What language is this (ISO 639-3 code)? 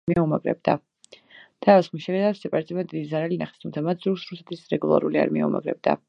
kat